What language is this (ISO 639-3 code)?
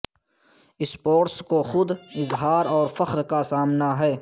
urd